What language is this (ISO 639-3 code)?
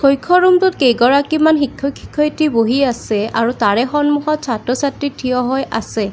asm